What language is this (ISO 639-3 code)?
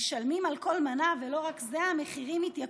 heb